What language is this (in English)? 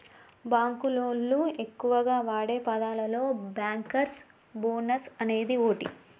Telugu